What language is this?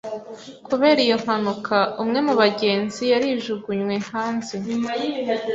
Kinyarwanda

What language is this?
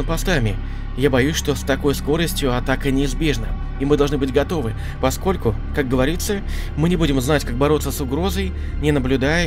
Russian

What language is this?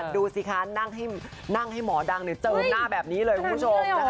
Thai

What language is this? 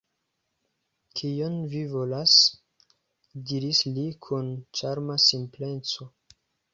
Esperanto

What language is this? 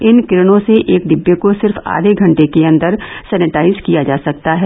Hindi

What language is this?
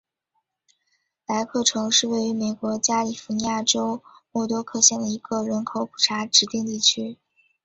Chinese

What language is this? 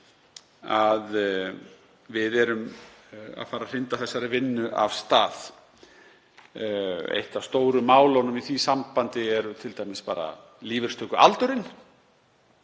Icelandic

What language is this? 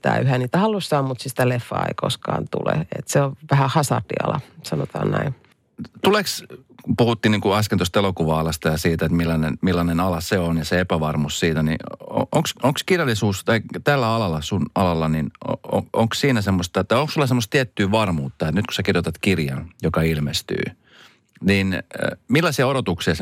Finnish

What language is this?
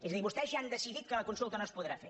Catalan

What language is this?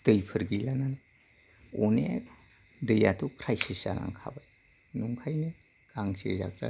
Bodo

